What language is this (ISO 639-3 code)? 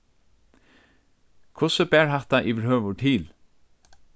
fao